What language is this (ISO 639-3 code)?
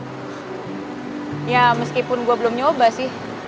ind